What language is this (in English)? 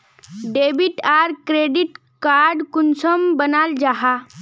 Magahi